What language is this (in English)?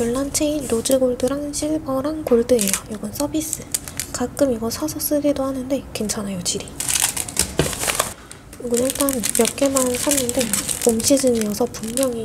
Korean